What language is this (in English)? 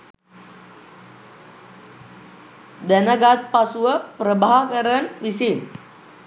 Sinhala